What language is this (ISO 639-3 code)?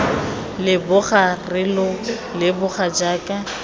tsn